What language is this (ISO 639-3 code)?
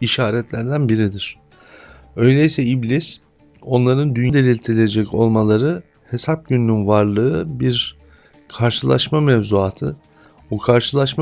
tur